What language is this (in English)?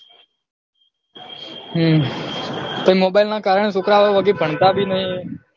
Gujarati